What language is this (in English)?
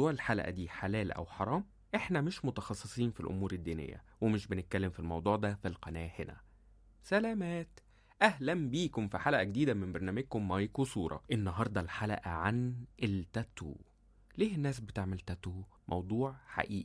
Arabic